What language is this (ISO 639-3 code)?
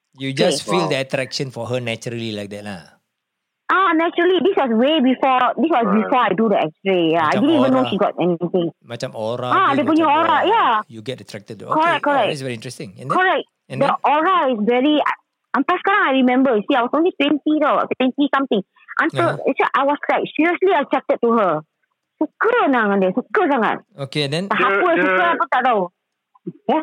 msa